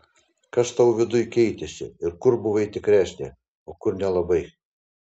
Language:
Lithuanian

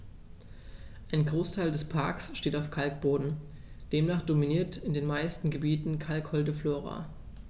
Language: German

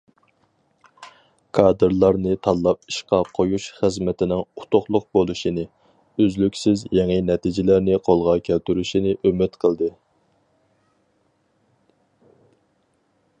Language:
Uyghur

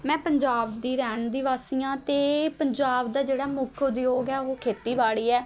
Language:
Punjabi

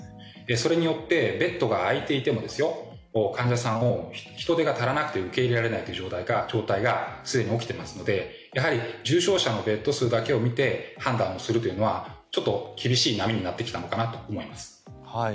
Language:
Japanese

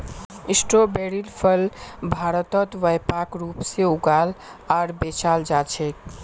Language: Magahi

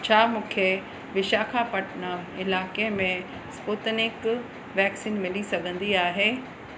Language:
Sindhi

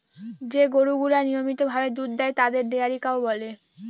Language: Bangla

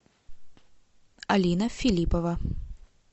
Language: Russian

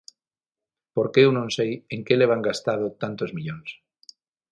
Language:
Galician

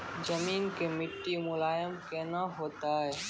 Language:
Maithili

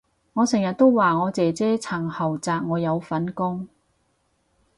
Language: Cantonese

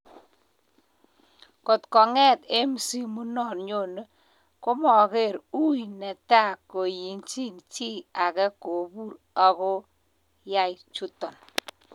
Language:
Kalenjin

